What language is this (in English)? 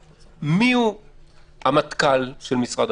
Hebrew